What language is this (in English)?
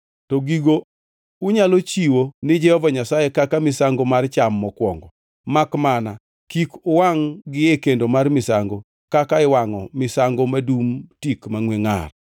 Luo (Kenya and Tanzania)